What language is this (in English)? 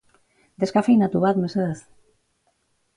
Basque